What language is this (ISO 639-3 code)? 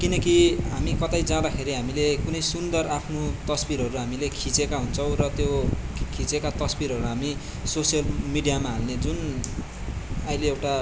nep